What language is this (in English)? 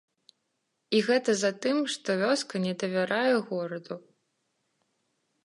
Belarusian